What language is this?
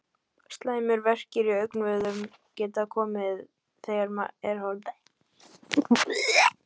Icelandic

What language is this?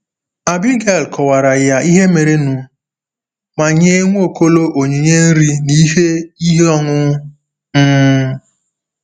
Igbo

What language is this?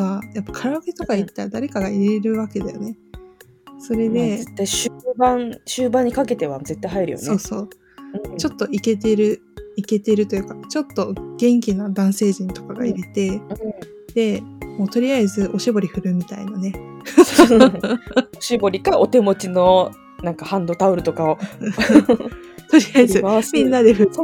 Japanese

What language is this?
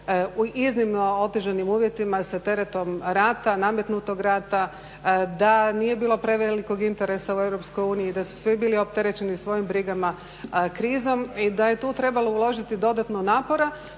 Croatian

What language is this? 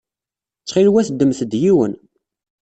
Kabyle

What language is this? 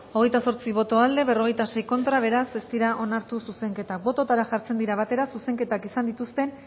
Basque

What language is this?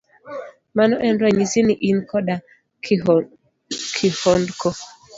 Luo (Kenya and Tanzania)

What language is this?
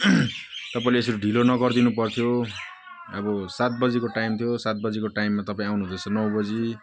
Nepali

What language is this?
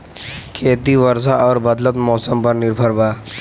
Bhojpuri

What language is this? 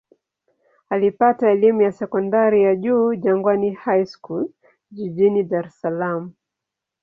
Swahili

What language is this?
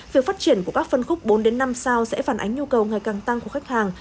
Vietnamese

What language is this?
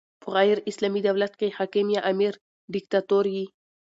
Pashto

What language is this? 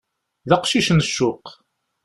Kabyle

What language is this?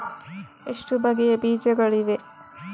Kannada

